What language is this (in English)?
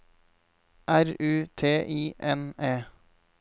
Norwegian